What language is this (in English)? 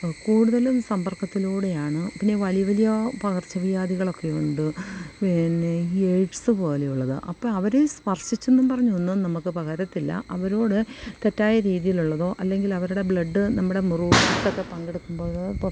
Malayalam